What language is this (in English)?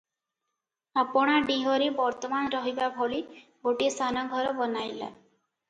Odia